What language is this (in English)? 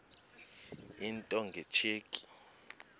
Xhosa